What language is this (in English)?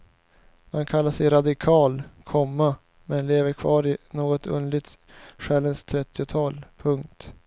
Swedish